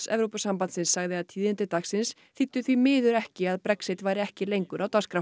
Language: Icelandic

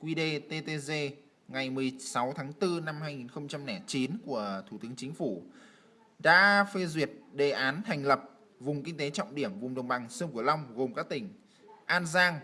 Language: Vietnamese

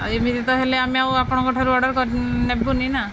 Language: Odia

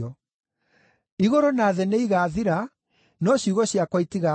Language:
Kikuyu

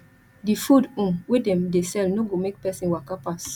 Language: Nigerian Pidgin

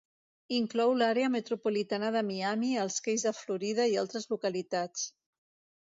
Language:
Catalan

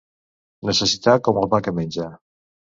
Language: Catalan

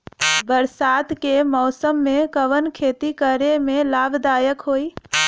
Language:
Bhojpuri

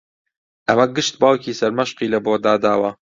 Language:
Central Kurdish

